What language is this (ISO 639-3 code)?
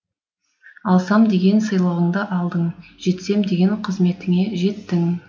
kaz